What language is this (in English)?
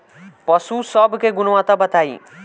Bhojpuri